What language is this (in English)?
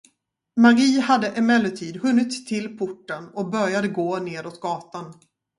Swedish